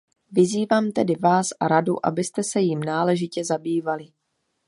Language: Czech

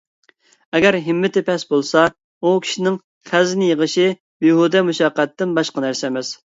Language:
Uyghur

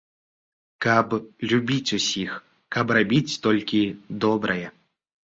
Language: Belarusian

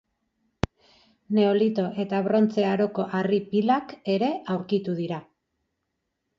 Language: Basque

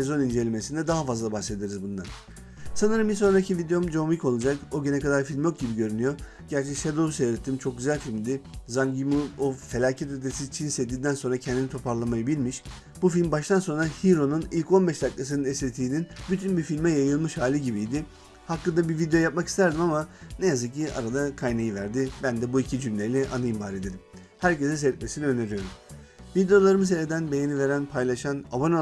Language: Turkish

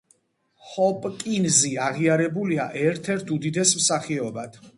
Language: Georgian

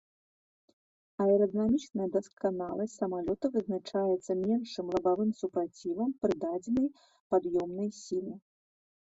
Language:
Belarusian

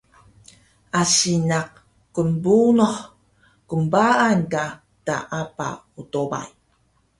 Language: Taroko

